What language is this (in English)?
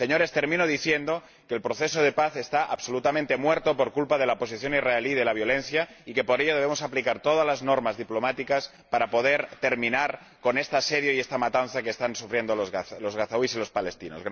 Spanish